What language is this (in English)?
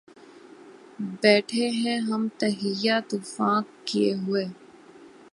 Urdu